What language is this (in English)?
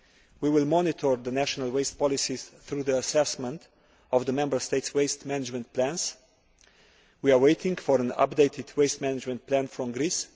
English